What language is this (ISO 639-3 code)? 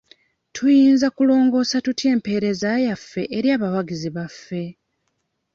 lug